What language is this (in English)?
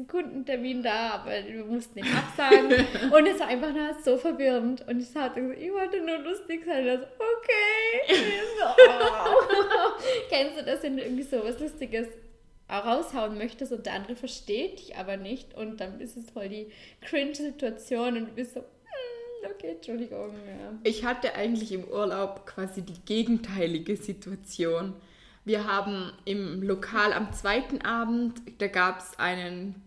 German